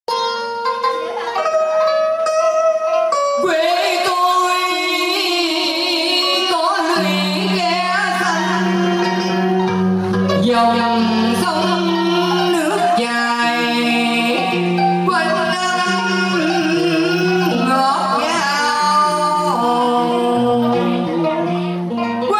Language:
Thai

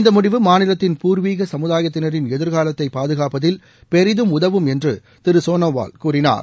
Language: Tamil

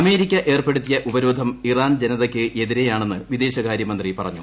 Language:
Malayalam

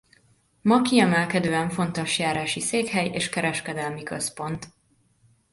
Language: Hungarian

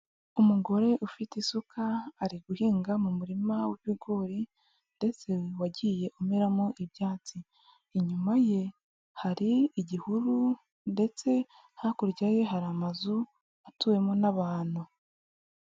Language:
Kinyarwanda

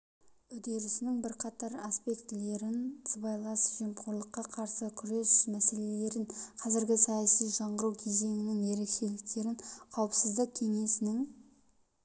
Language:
Kazakh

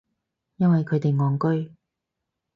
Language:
Cantonese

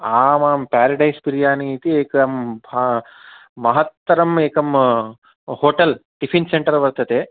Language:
Sanskrit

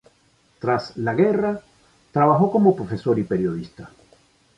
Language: Spanish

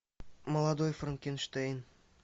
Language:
Russian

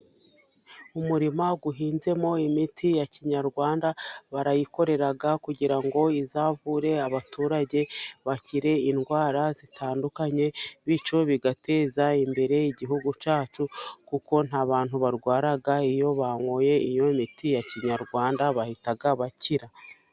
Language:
Kinyarwanda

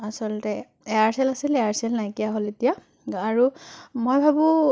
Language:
Assamese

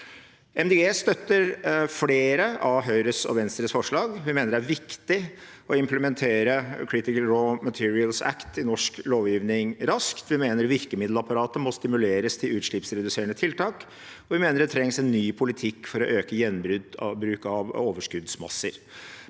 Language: Norwegian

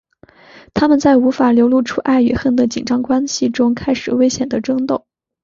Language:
Chinese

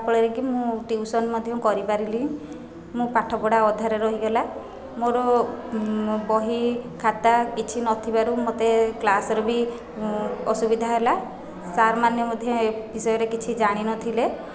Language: Odia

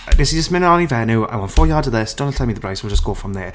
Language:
Welsh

